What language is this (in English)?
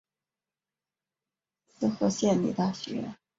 Chinese